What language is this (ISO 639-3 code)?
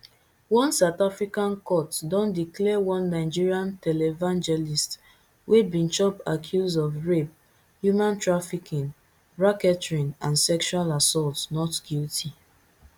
pcm